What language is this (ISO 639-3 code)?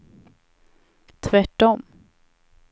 swe